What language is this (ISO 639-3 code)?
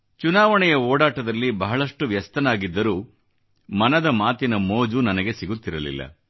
kan